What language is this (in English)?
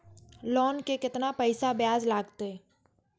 Maithili